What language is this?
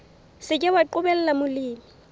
Southern Sotho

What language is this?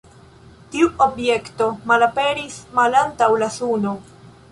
Esperanto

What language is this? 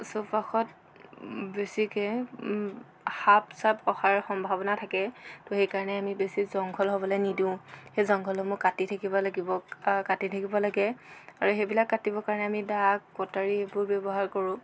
Assamese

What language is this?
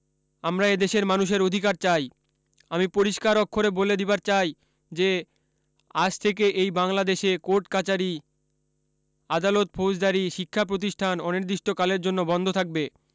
Bangla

